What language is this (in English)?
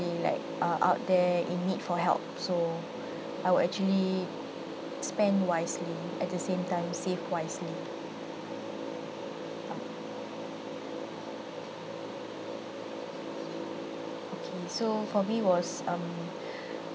English